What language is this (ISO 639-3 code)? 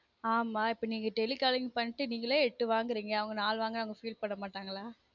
tam